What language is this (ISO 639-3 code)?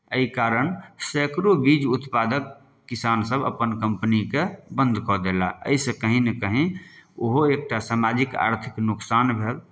mai